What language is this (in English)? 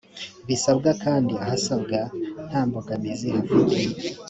Kinyarwanda